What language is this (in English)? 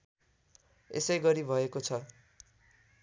Nepali